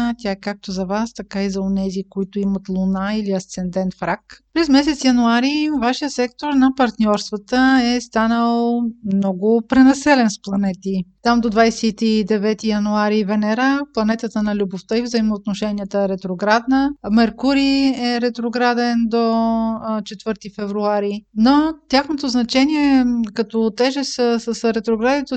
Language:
Bulgarian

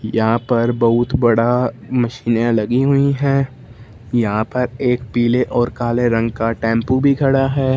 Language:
Hindi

